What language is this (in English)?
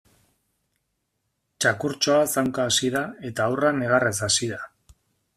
Basque